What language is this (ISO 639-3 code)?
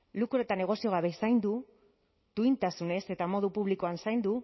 eus